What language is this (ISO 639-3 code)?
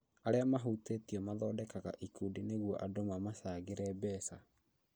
kik